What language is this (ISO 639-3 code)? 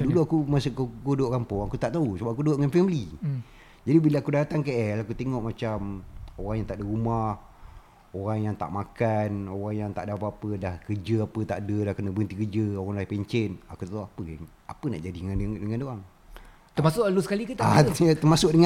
msa